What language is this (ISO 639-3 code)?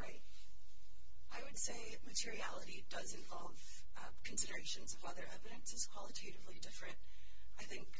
eng